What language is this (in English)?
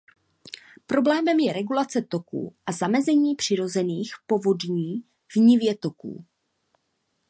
Czech